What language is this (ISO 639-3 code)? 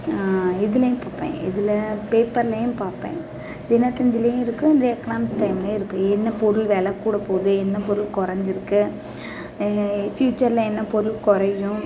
tam